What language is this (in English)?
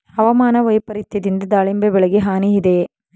Kannada